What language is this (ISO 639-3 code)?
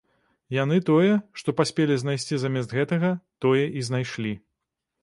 bel